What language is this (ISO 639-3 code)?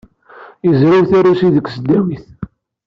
kab